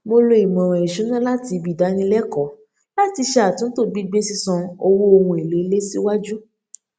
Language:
Yoruba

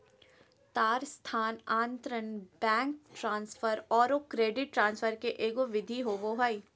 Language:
Magahi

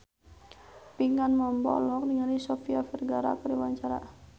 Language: Sundanese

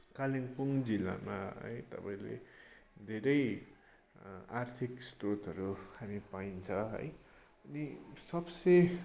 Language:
Nepali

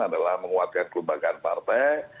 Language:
Indonesian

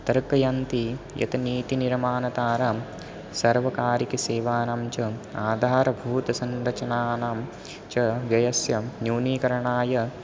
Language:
Sanskrit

